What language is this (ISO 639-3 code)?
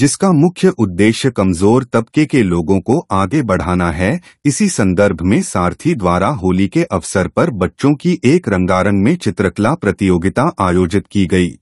hin